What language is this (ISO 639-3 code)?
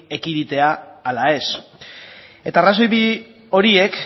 eus